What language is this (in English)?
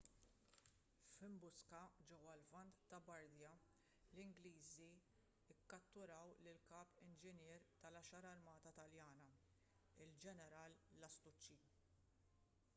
Maltese